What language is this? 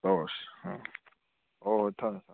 Manipuri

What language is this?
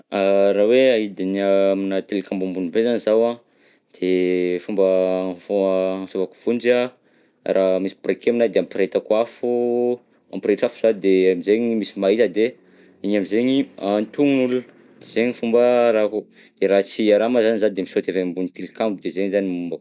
Southern Betsimisaraka Malagasy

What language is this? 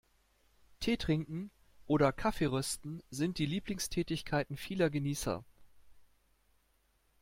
German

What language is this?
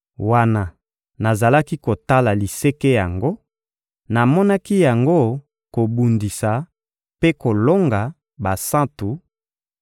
Lingala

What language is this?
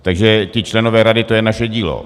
Czech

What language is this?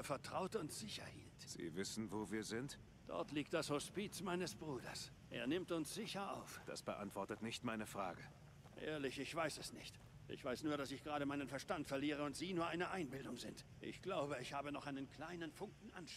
German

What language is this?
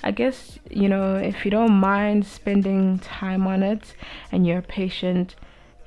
English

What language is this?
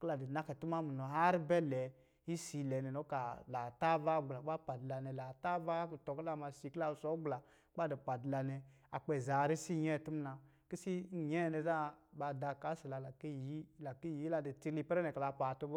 Lijili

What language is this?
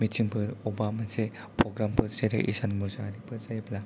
Bodo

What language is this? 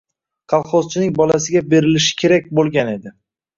Uzbek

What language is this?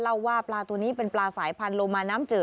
Thai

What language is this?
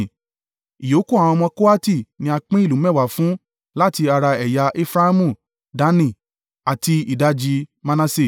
Yoruba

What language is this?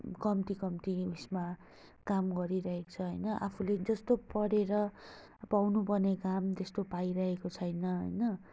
Nepali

